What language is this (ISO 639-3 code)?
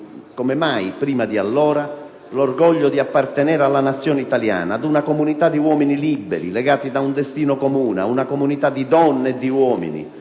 ita